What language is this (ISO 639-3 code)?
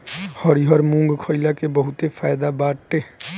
bho